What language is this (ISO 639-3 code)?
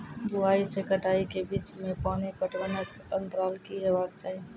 mai